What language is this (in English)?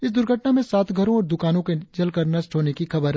Hindi